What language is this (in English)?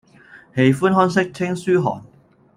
Chinese